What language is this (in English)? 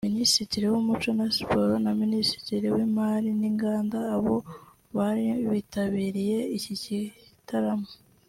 Kinyarwanda